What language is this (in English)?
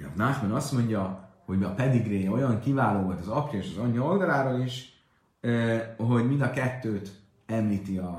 Hungarian